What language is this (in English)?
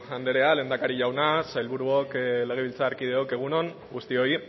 Basque